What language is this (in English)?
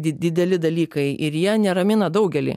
Lithuanian